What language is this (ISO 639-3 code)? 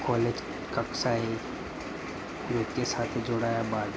guj